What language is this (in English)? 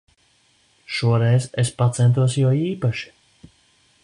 Latvian